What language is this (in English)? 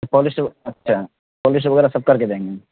Urdu